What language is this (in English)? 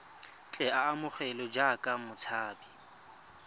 Tswana